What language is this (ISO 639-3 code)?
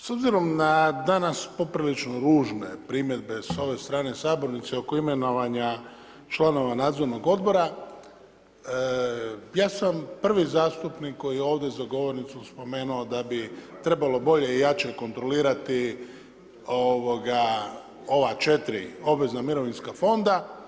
hrv